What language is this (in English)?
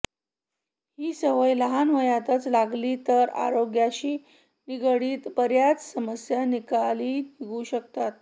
Marathi